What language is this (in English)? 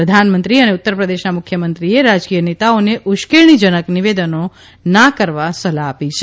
Gujarati